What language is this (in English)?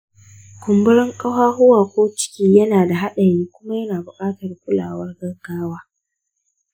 Hausa